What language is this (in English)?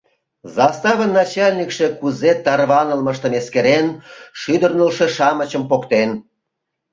Mari